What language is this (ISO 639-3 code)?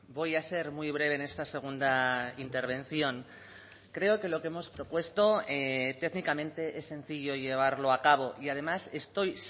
spa